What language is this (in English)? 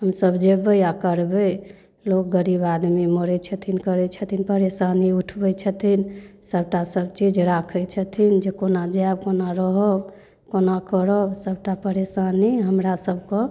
Maithili